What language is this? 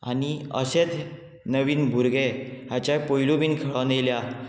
Konkani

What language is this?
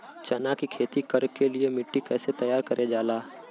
Bhojpuri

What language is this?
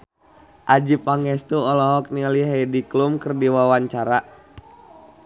Sundanese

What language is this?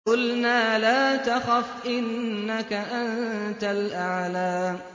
Arabic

